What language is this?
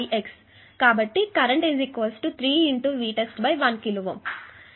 Telugu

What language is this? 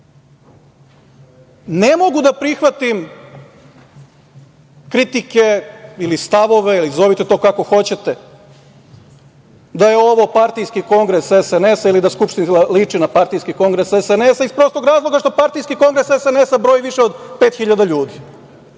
Serbian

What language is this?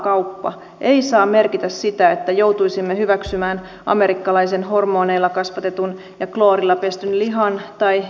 Finnish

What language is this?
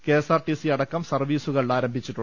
Malayalam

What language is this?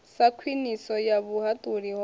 Venda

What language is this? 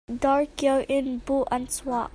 Hakha Chin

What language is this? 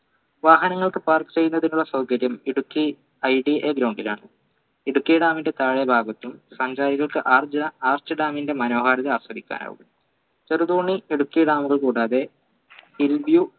Malayalam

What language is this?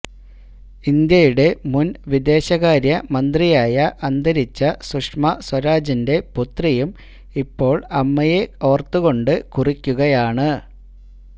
Malayalam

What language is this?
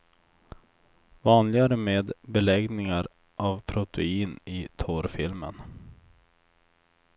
Swedish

